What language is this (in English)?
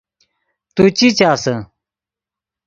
Yidgha